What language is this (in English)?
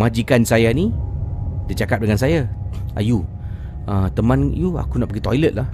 Malay